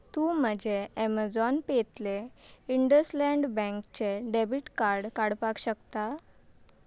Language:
Konkani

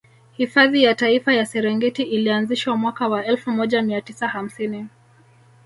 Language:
Swahili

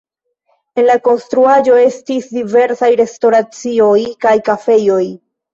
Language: Esperanto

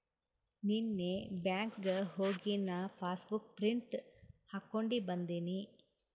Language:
Kannada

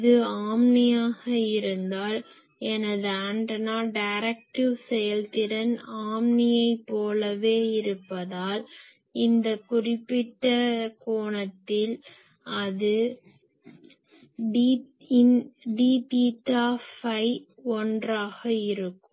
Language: Tamil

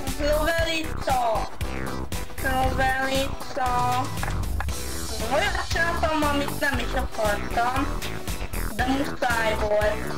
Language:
Hungarian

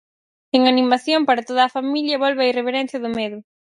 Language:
Galician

